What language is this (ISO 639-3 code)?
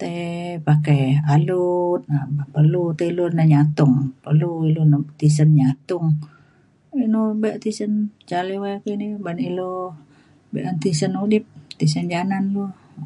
xkl